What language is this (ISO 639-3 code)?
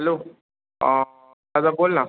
mar